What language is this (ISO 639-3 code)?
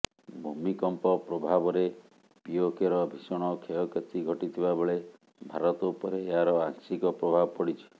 ori